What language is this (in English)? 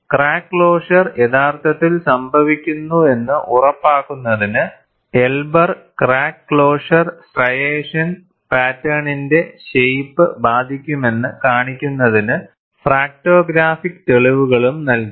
Malayalam